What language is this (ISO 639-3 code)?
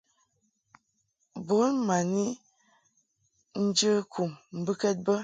mhk